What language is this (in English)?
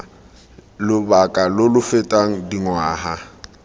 Tswana